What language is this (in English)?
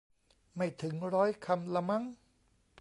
Thai